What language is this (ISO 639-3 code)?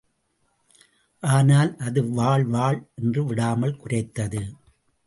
tam